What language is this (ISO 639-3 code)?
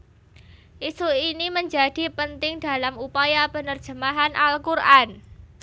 jav